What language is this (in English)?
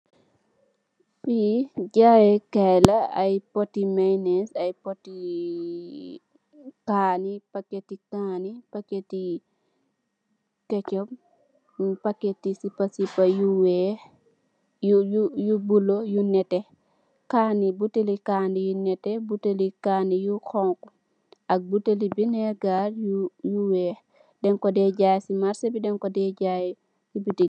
Wolof